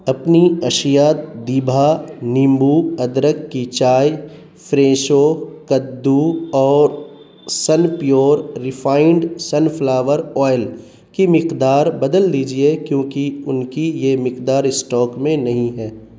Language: Urdu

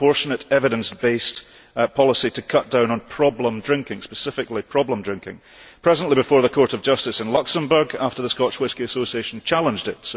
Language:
English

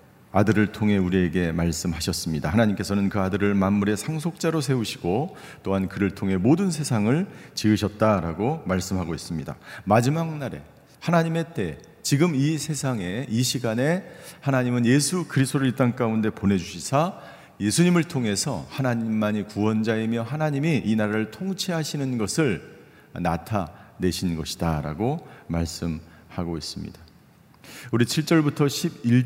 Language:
Korean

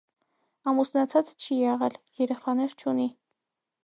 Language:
Armenian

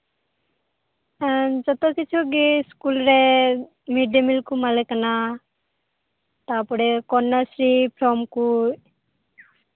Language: Santali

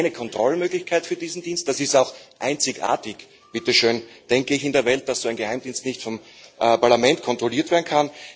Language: German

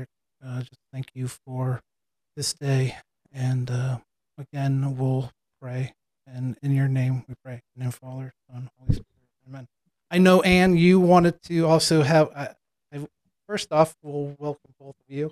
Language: English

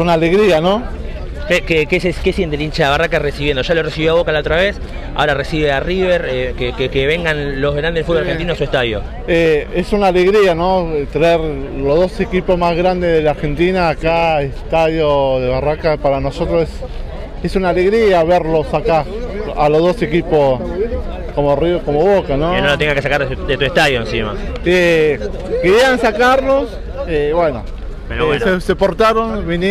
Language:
Spanish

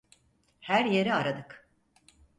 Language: Turkish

